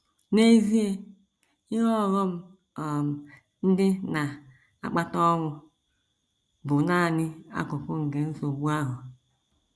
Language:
Igbo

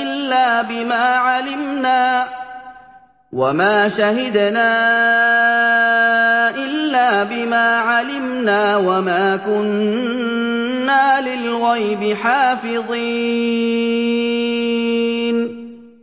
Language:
Arabic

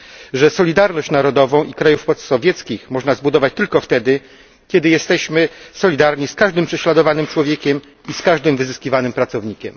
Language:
Polish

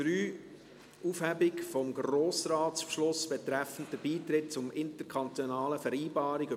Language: Swiss German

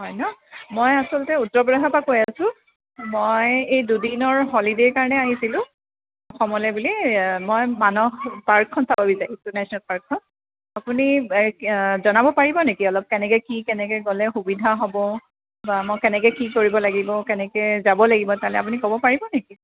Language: Assamese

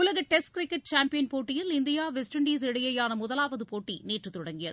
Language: Tamil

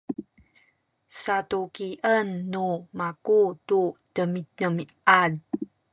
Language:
Sakizaya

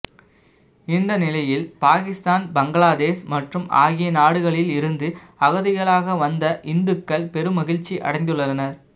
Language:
Tamil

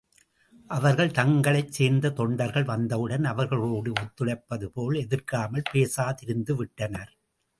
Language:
Tamil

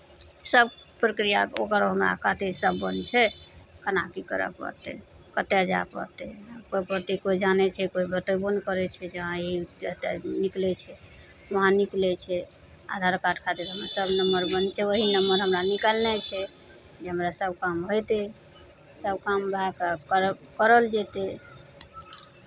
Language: Maithili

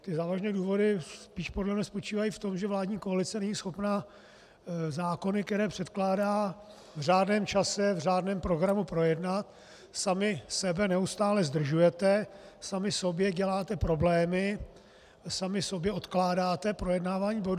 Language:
Czech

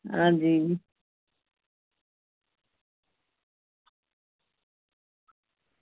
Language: Dogri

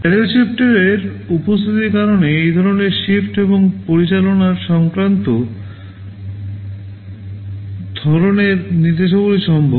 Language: Bangla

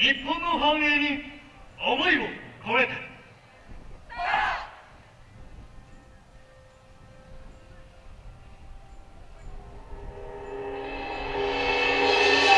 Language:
Japanese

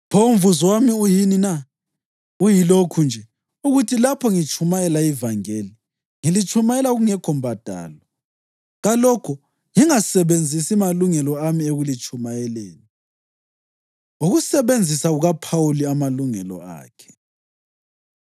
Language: North Ndebele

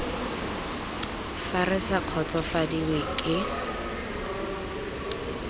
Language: Tswana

